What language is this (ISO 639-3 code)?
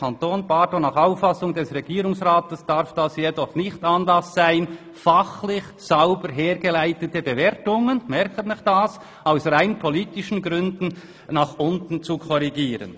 gsw